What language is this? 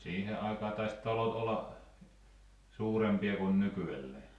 Finnish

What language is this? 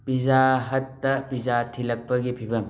Manipuri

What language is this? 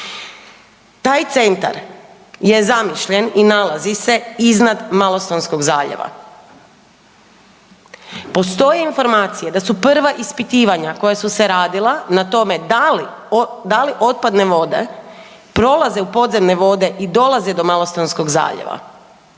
Croatian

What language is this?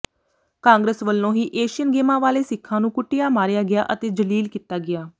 Punjabi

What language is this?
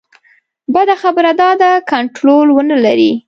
Pashto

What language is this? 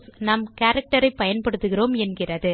Tamil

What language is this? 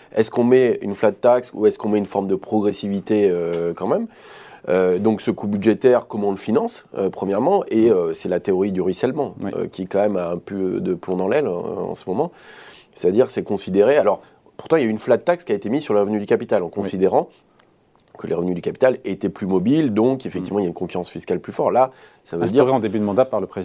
French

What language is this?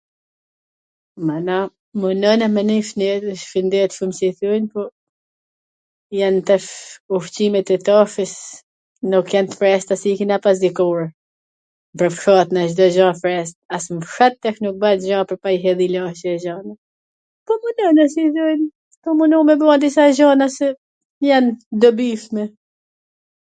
Gheg Albanian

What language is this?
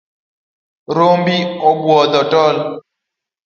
Luo (Kenya and Tanzania)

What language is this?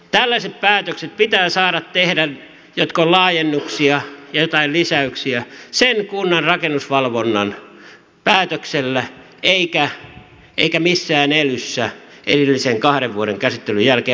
Finnish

